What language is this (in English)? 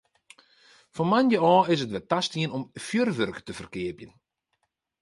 Western Frisian